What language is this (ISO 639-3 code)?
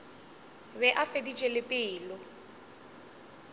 nso